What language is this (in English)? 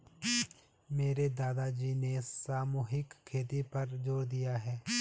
Hindi